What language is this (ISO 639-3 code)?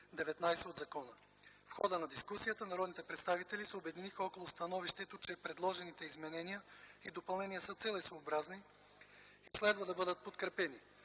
bul